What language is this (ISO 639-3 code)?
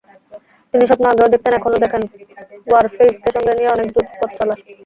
ben